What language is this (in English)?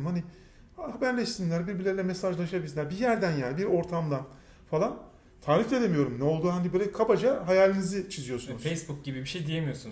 Turkish